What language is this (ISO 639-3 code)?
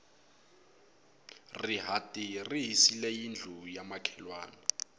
tso